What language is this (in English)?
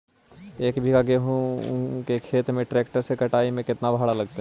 Magahi